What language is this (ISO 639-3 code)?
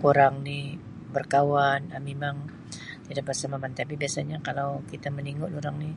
msi